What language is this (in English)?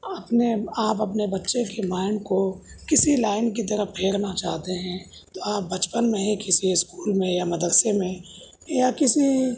Urdu